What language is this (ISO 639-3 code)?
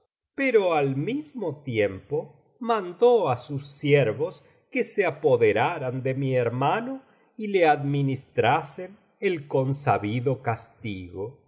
spa